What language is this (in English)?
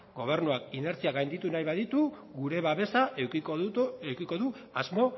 Basque